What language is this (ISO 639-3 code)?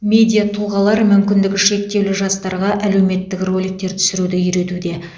kaz